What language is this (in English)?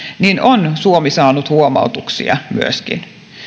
Finnish